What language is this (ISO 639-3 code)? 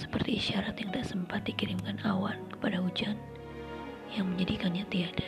ind